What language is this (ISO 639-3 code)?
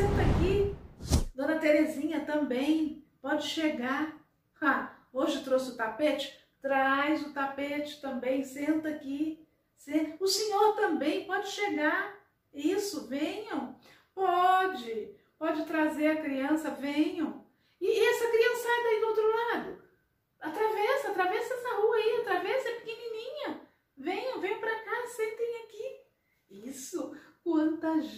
por